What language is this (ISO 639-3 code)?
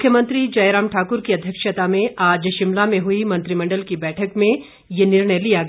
hin